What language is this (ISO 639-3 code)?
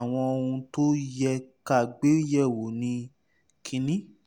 yor